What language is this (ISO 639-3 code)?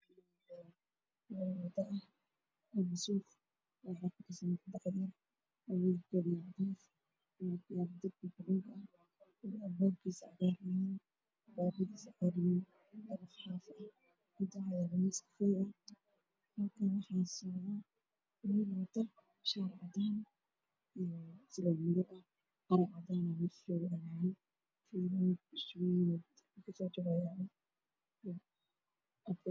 som